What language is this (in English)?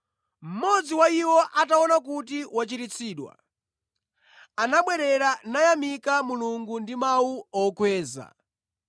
Nyanja